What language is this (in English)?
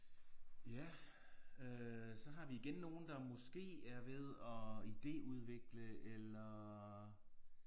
Danish